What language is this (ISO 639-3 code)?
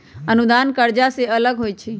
mag